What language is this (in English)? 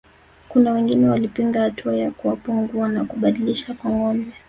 Swahili